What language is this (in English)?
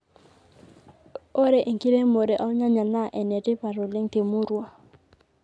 Masai